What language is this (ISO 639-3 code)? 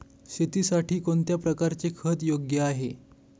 mar